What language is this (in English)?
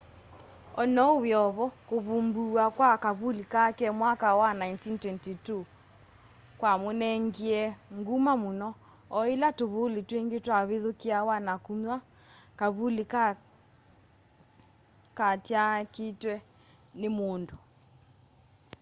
Kamba